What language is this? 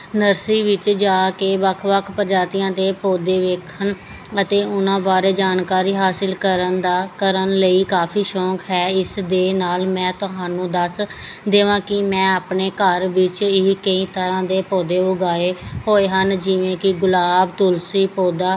Punjabi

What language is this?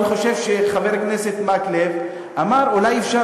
Hebrew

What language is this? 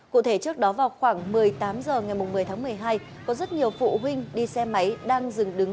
Vietnamese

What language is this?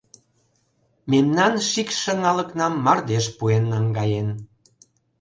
Mari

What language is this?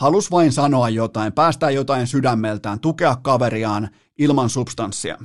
Finnish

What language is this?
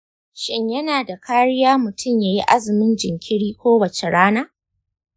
Hausa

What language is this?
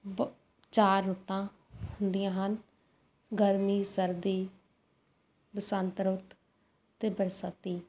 Punjabi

